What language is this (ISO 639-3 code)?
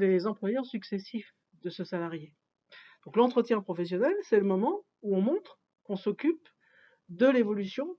fra